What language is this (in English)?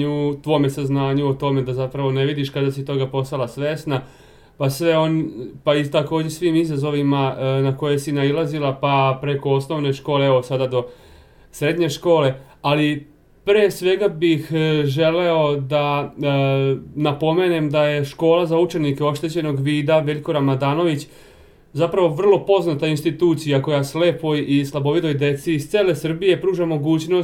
Croatian